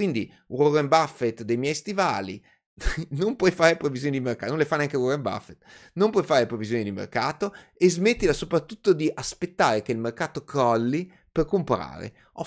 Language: Italian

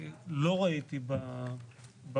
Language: Hebrew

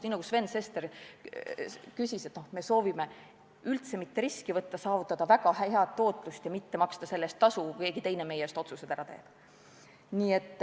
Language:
Estonian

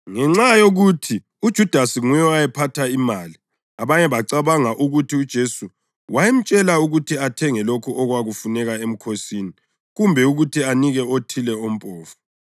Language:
North Ndebele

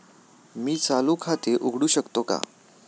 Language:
Marathi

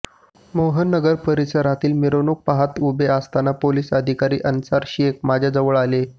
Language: Marathi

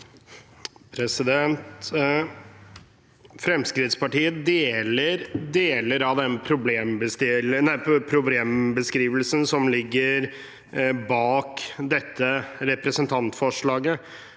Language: Norwegian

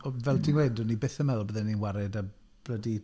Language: Welsh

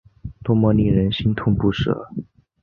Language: Chinese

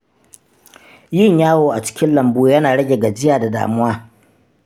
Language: Hausa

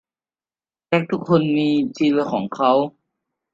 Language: Thai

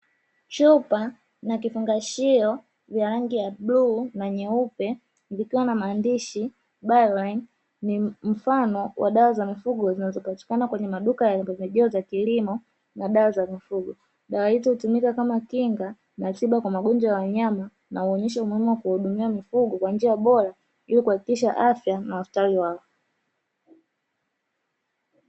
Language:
Swahili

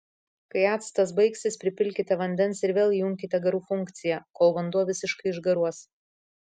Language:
Lithuanian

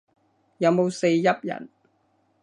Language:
Cantonese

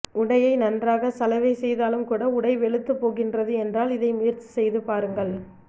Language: Tamil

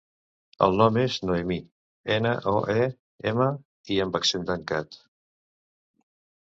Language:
Catalan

